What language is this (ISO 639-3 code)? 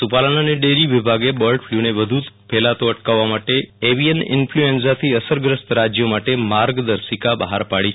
guj